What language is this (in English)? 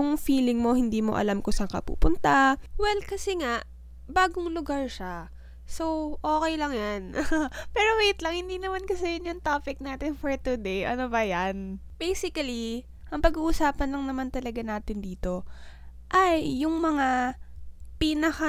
Filipino